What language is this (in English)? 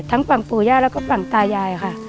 Thai